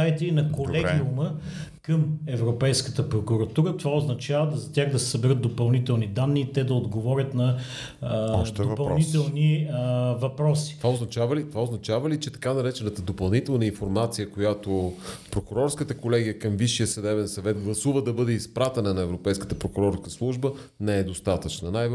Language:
Bulgarian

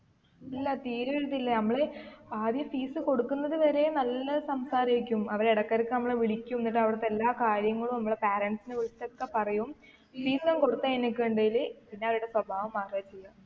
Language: Malayalam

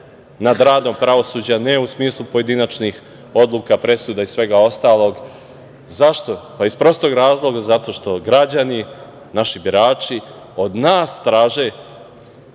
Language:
Serbian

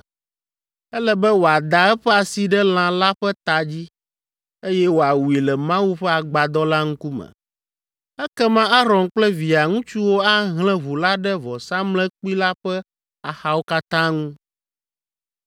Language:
Ewe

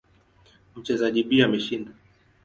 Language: Swahili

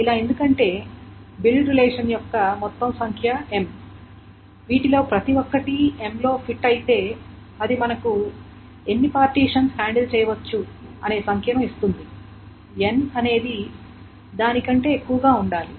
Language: Telugu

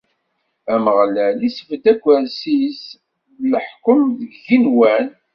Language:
Kabyle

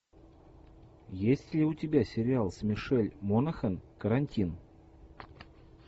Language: Russian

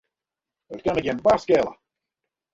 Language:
Western Frisian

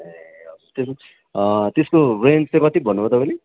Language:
Nepali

